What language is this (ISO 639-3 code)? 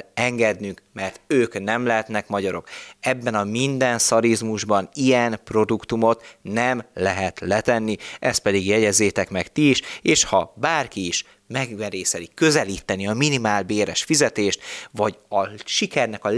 hun